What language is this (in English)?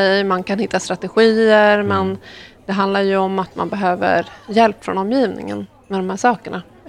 Swedish